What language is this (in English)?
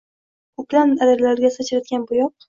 Uzbek